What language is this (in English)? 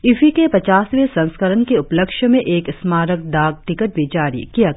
Hindi